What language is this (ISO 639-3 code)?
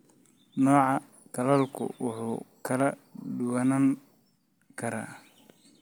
som